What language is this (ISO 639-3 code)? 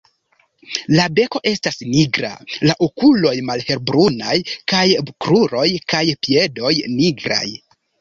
epo